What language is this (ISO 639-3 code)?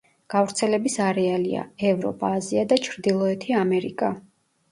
kat